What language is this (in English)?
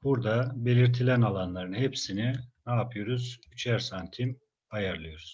Turkish